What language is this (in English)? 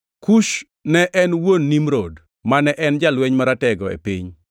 Luo (Kenya and Tanzania)